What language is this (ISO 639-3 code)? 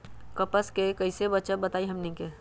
mag